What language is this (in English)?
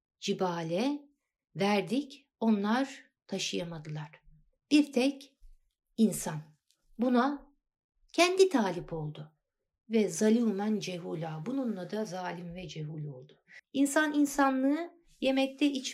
Turkish